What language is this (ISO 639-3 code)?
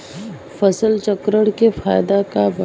bho